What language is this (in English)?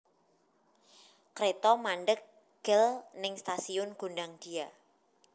Javanese